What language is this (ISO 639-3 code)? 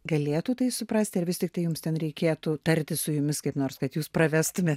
lit